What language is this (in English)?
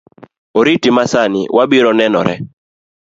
Luo (Kenya and Tanzania)